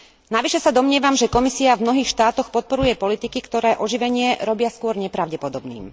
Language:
Slovak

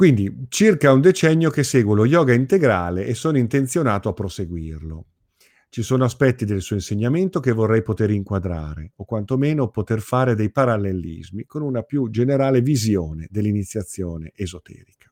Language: Italian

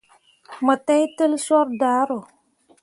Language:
Mundang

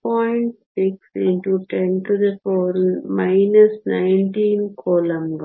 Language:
Kannada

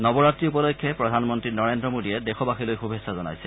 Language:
Assamese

